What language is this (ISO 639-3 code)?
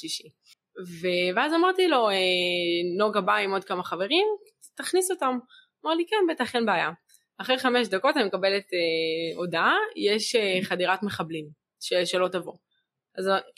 heb